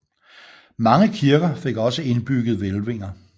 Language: Danish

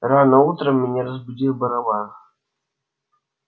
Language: Russian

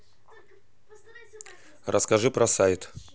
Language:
Russian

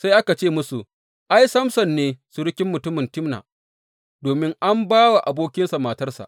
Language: Hausa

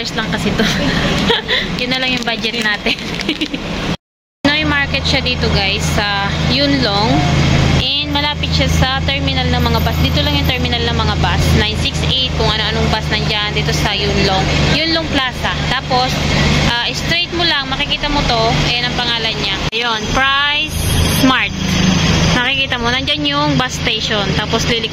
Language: Filipino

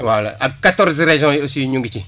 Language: Wolof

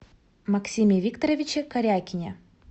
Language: Russian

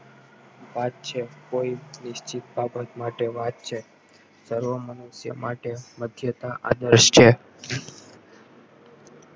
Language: Gujarati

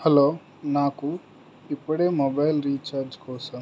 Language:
Telugu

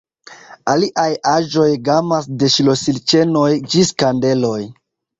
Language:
Esperanto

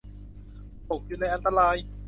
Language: Thai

